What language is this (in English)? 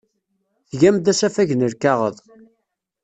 Kabyle